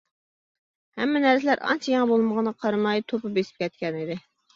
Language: Uyghur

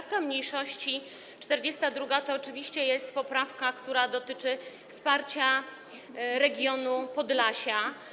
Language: Polish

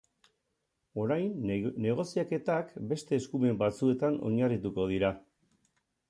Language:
Basque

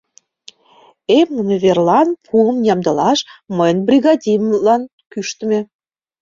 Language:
Mari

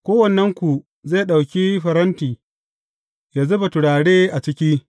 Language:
Hausa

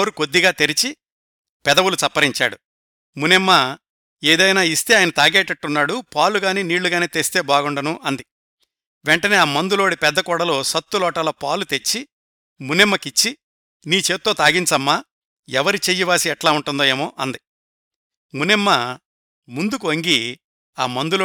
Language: Telugu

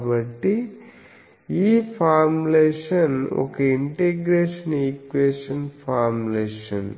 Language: Telugu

